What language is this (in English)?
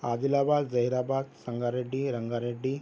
Urdu